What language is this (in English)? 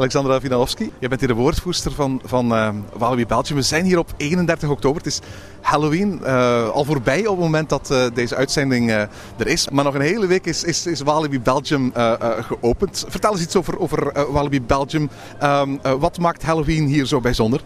Dutch